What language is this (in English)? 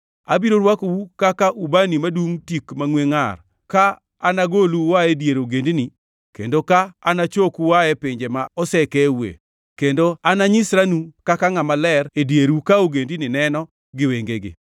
Luo (Kenya and Tanzania)